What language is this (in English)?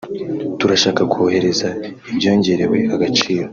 Kinyarwanda